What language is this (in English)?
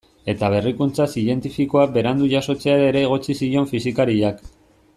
Basque